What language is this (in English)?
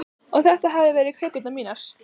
Icelandic